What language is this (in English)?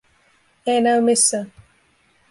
Finnish